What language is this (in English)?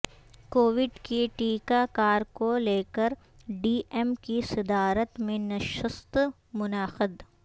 Urdu